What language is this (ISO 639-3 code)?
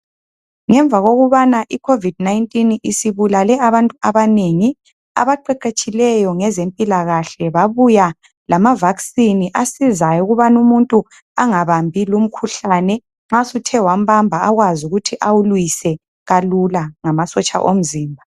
nde